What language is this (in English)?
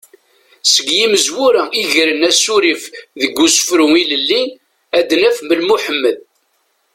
Kabyle